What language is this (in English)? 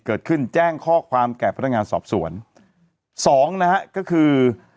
Thai